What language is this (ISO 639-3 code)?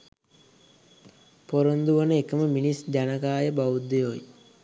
sin